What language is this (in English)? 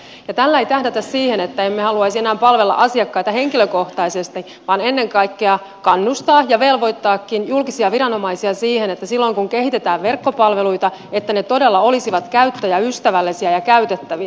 Finnish